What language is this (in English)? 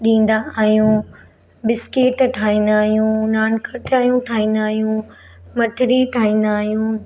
Sindhi